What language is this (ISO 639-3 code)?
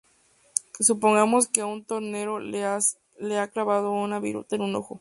spa